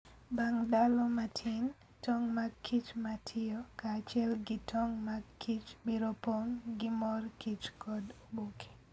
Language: Luo (Kenya and Tanzania)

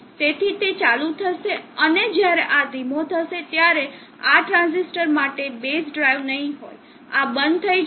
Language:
Gujarati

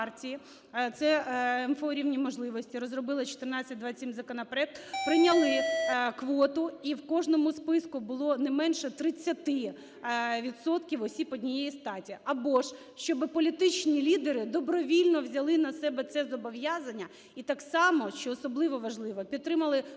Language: Ukrainian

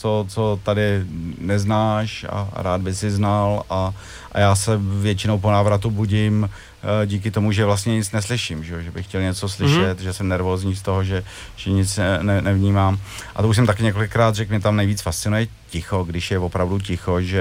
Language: Czech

